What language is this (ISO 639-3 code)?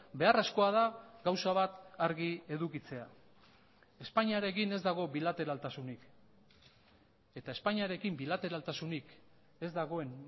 eus